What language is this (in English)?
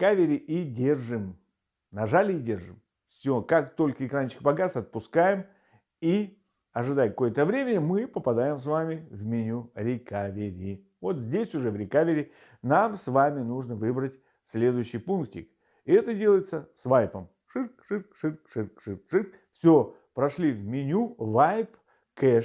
Russian